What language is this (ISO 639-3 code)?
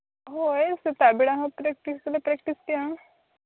sat